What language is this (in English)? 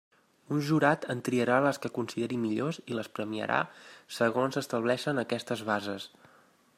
Catalan